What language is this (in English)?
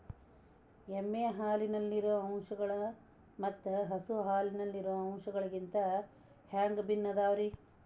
Kannada